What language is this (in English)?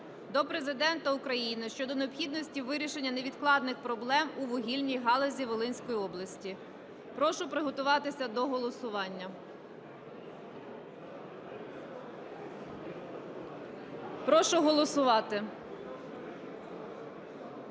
Ukrainian